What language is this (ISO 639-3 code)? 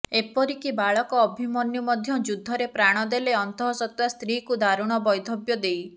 ori